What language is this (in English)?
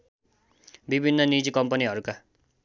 Nepali